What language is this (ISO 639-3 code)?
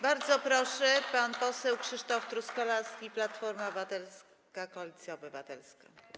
pol